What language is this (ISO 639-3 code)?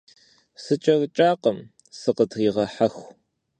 kbd